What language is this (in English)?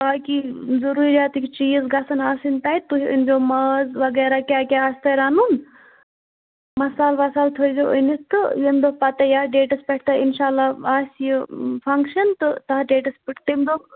Kashmiri